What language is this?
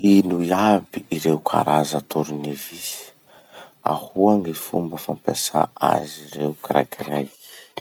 Masikoro Malagasy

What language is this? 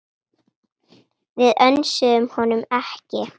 Icelandic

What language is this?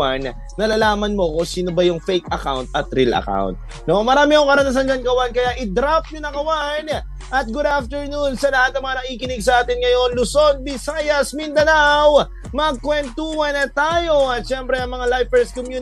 Filipino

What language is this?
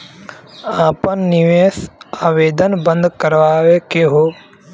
Bhojpuri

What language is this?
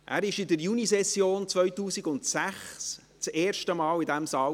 Swiss German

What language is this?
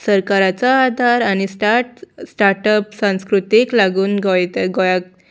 Konkani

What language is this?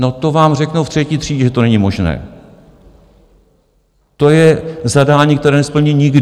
Czech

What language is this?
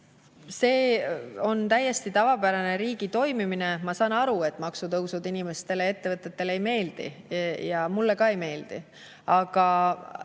Estonian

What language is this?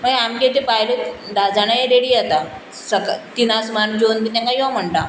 Konkani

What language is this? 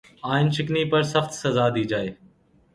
Urdu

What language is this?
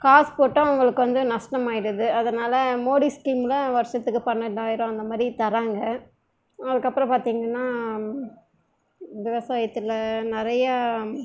Tamil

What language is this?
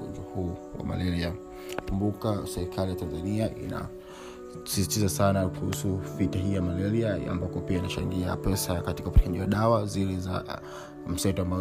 Swahili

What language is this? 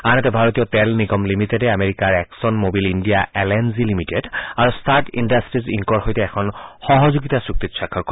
Assamese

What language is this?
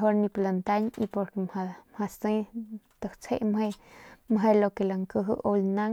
Northern Pame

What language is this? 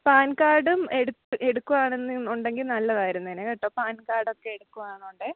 Malayalam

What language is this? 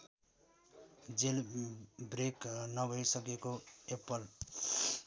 Nepali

